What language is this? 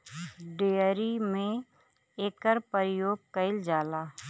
Bhojpuri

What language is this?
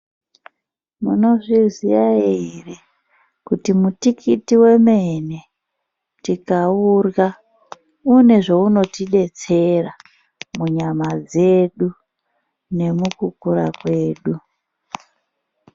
Ndau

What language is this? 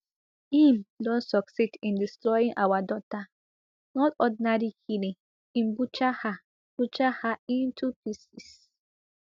Nigerian Pidgin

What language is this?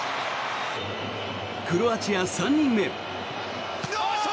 Japanese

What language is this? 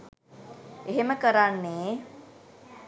Sinhala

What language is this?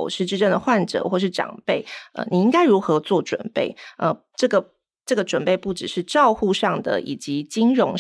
Chinese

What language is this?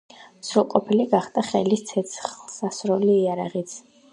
Georgian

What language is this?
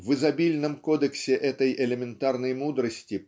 Russian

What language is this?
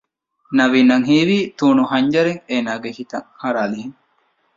Divehi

